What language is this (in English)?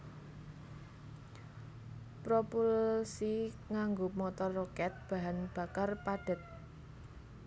Javanese